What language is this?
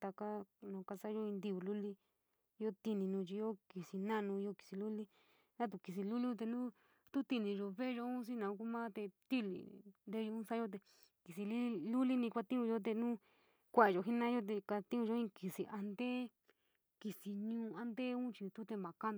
San Miguel El Grande Mixtec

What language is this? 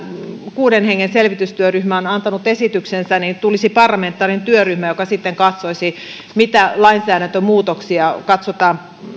Finnish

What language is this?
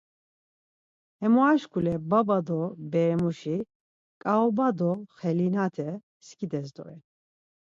Laz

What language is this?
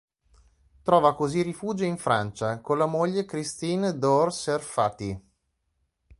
Italian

